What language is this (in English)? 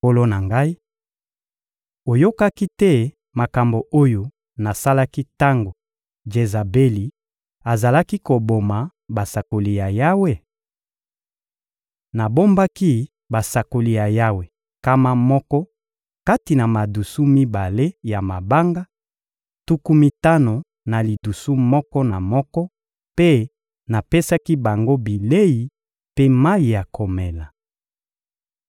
Lingala